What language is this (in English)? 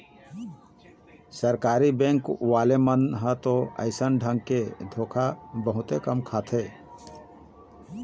Chhattisgarhi